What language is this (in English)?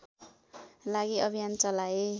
Nepali